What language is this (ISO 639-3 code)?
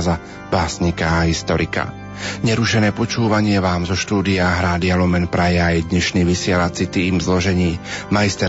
slk